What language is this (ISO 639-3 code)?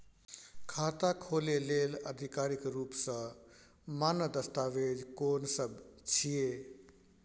mai